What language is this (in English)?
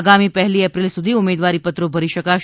Gujarati